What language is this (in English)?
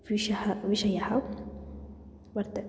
Sanskrit